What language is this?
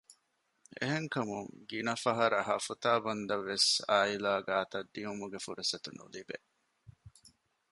Divehi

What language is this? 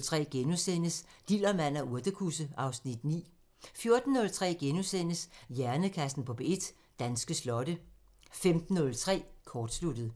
Danish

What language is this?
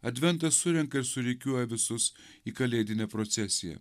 Lithuanian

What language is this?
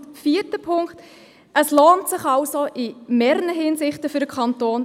Swiss German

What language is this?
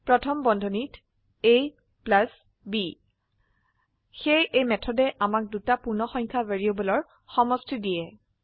Assamese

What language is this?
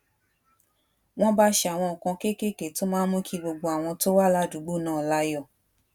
Yoruba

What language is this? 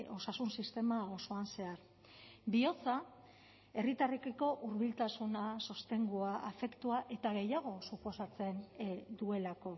Basque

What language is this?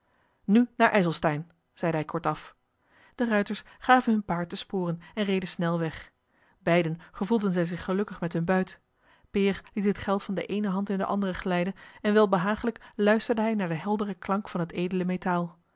Dutch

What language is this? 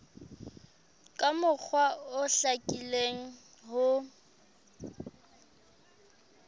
Southern Sotho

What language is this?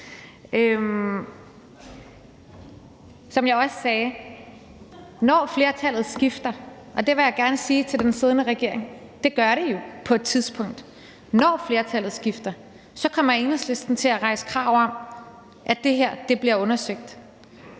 Danish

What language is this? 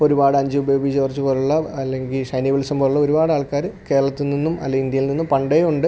Malayalam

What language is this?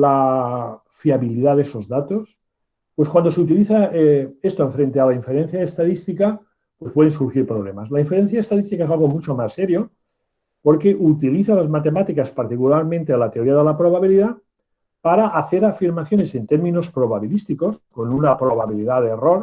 Spanish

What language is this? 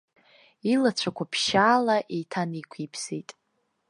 Abkhazian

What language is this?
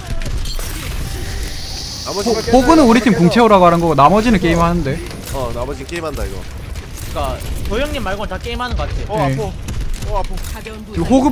Korean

